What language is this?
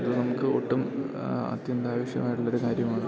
Malayalam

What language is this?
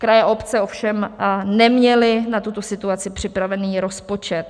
Czech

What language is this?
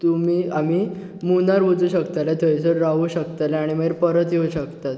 Konkani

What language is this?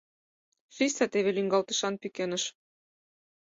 Mari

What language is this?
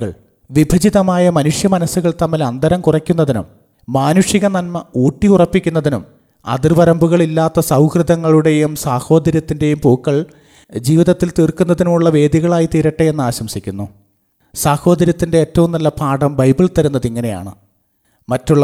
Malayalam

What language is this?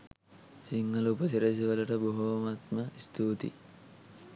Sinhala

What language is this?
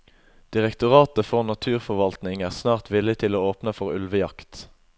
Norwegian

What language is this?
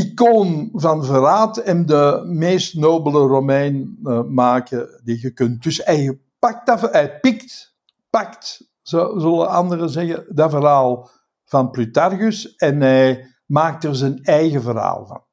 Dutch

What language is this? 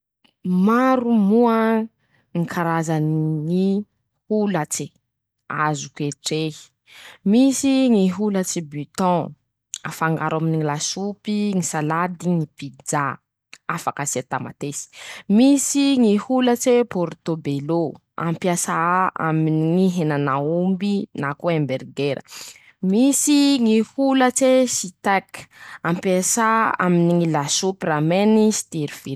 Masikoro Malagasy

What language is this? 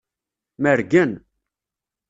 Kabyle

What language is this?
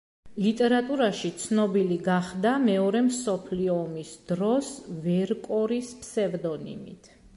Georgian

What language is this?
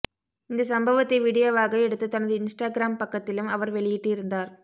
Tamil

